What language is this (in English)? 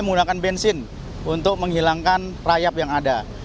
Indonesian